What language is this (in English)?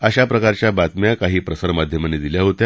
Marathi